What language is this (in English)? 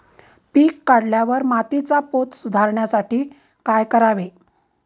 Marathi